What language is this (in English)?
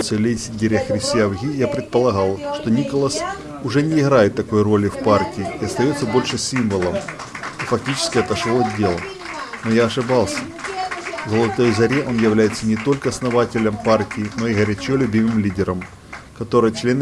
Russian